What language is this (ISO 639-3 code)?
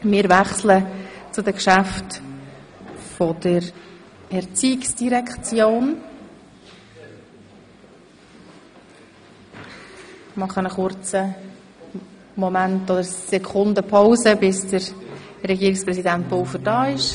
gsw